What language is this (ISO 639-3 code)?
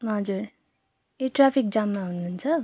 nep